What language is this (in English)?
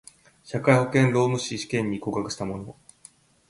Japanese